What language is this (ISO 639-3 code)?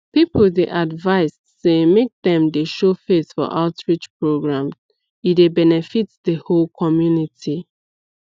pcm